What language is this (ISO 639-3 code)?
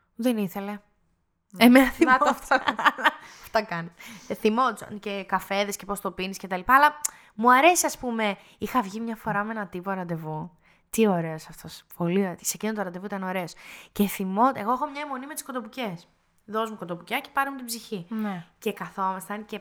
ell